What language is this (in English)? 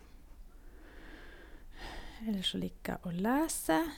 Norwegian